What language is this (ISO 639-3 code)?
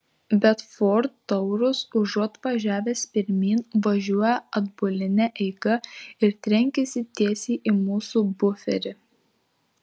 lit